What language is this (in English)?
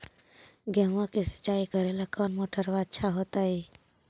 Magahi